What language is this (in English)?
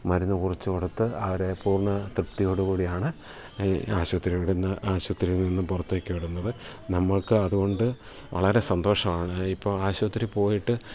Malayalam